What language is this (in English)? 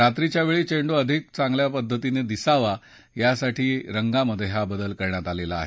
Marathi